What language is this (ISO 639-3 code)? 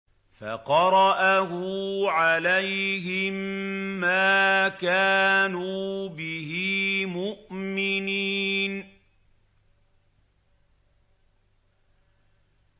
ara